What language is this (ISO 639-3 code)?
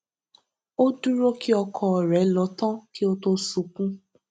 yor